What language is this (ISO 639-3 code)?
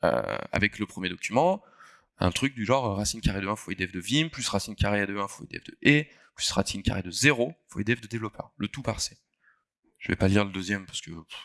fra